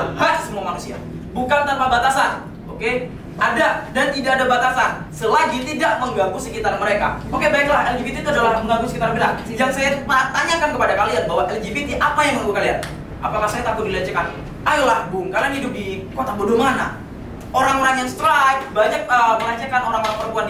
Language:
Indonesian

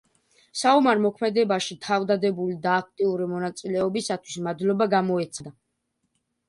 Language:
Georgian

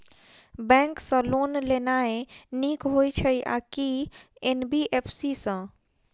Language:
Maithili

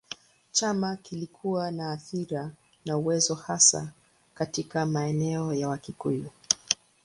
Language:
Swahili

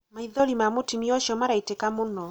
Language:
Kikuyu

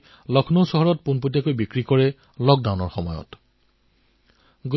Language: Assamese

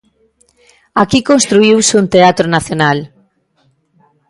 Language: Galician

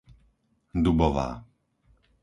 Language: Slovak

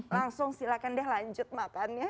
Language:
Indonesian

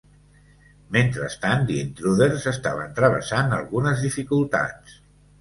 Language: Catalan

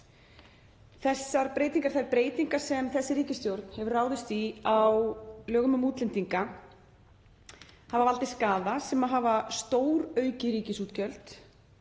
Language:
Icelandic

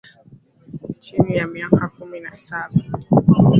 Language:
Swahili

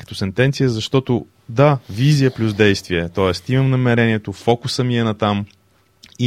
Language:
Bulgarian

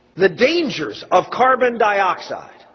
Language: English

